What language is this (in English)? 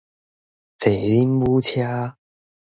Min Nan Chinese